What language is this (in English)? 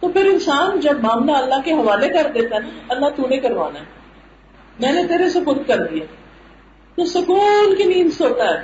Urdu